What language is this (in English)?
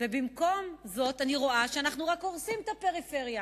Hebrew